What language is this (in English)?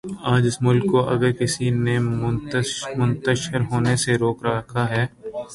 Urdu